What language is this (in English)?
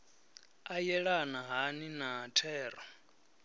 Venda